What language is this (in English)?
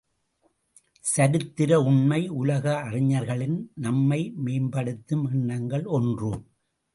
Tamil